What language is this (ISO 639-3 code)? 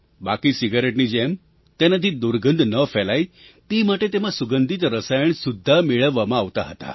guj